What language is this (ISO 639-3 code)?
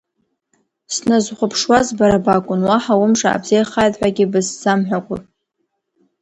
abk